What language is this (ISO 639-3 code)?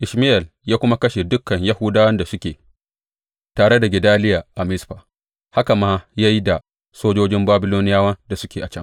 hau